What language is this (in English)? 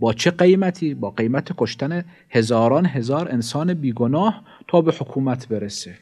Persian